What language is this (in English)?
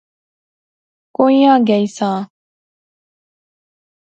Pahari-Potwari